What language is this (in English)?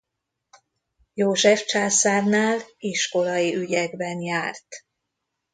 Hungarian